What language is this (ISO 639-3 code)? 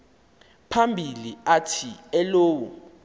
xho